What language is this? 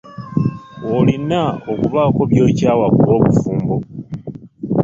Ganda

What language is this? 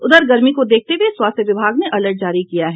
Hindi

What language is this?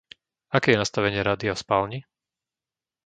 Slovak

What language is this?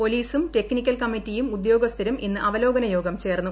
Malayalam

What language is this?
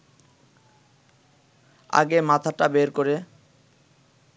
Bangla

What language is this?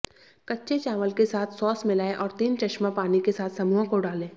Hindi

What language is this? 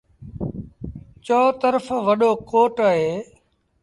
Sindhi Bhil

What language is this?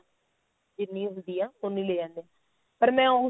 Punjabi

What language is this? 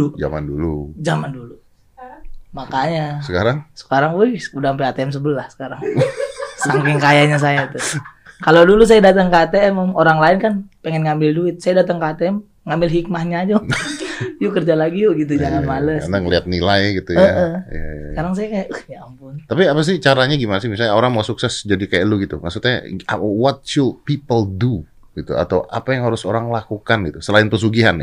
Indonesian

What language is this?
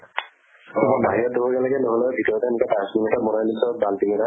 Assamese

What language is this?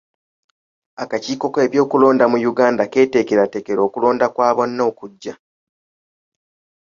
Ganda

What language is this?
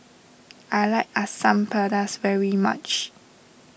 English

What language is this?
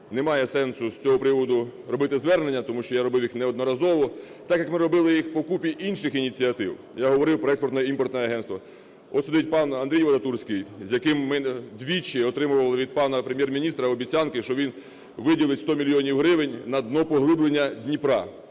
Ukrainian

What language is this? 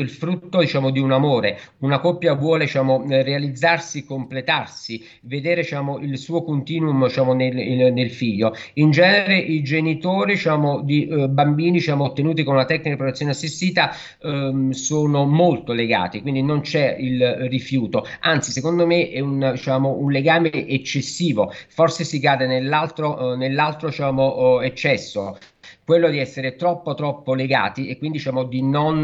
Italian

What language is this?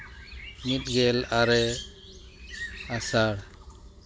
Santali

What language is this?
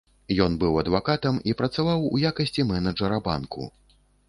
Belarusian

